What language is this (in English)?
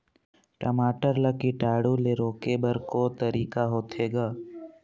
Chhattisgarhi